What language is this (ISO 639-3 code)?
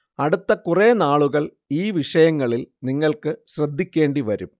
mal